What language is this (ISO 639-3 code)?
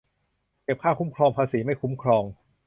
tha